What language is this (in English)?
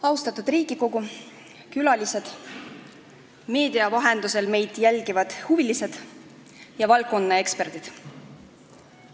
Estonian